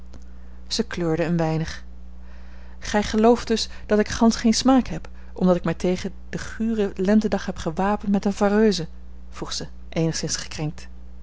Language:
Dutch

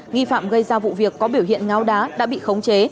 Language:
Vietnamese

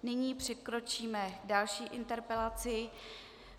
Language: Czech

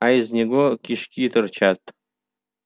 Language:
Russian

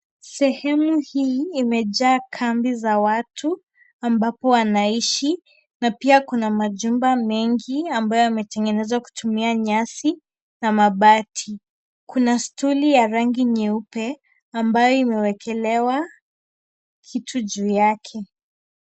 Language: Swahili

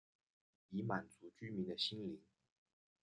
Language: Chinese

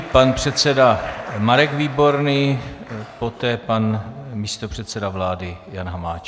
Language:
Czech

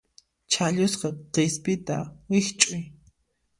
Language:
Puno Quechua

